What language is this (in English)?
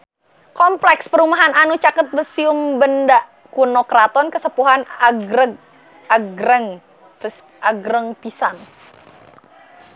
Sundanese